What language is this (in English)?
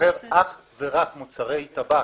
Hebrew